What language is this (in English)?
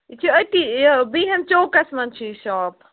Kashmiri